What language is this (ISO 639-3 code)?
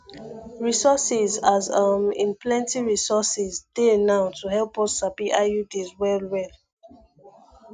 pcm